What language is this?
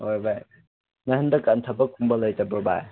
Manipuri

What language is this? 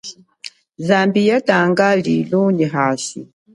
Chokwe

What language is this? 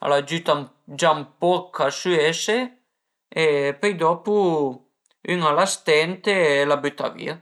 Piedmontese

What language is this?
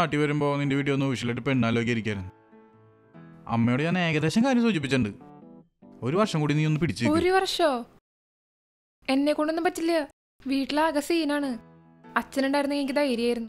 English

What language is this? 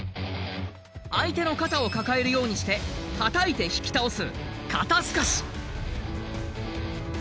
Japanese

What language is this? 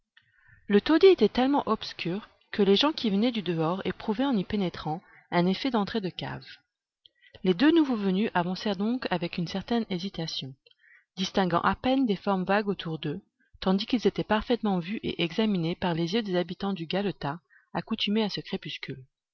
French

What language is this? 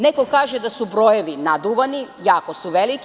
Serbian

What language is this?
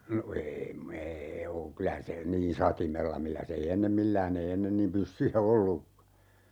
Finnish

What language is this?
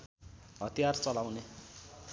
Nepali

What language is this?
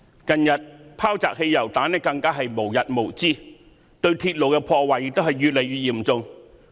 Cantonese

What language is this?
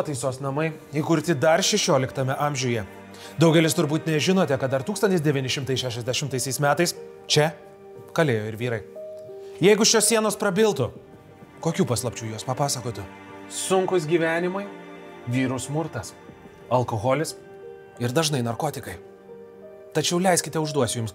Lithuanian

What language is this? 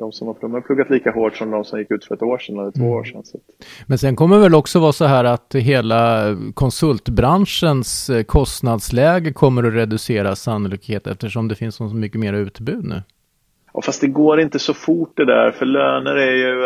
Swedish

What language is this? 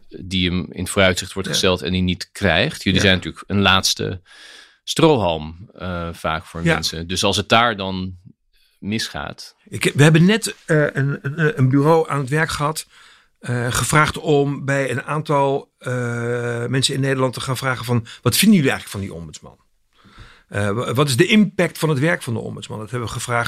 Dutch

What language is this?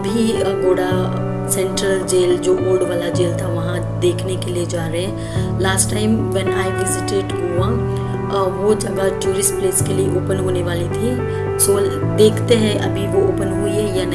Hindi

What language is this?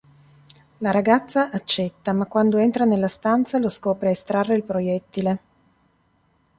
Italian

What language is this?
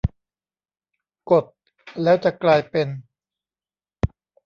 Thai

